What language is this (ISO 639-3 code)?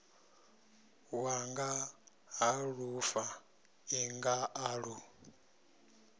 ven